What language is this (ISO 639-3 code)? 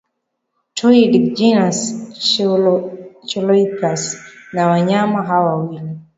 swa